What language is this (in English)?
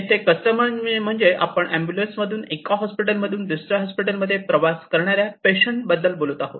Marathi